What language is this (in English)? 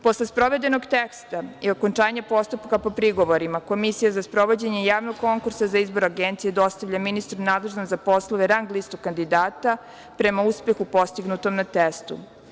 Serbian